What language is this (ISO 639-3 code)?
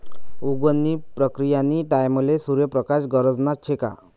mar